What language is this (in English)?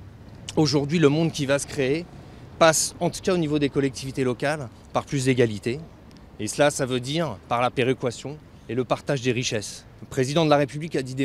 French